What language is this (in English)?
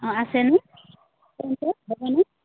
Assamese